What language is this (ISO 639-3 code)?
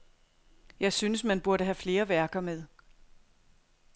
dan